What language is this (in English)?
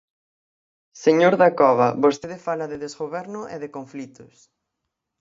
Galician